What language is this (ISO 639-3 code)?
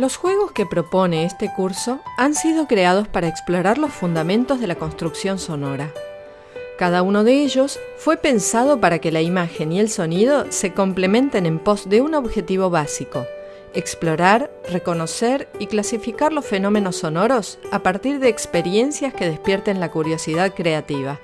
spa